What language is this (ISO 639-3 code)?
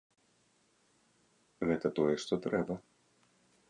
bel